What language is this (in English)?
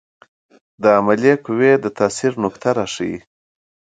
Pashto